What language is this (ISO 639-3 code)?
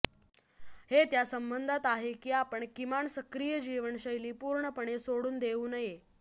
mar